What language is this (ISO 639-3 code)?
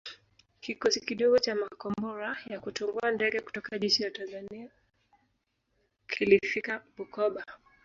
swa